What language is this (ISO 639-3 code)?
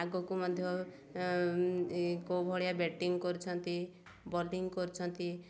ori